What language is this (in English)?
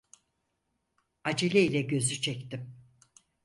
Turkish